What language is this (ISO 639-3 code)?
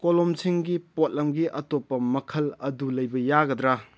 mni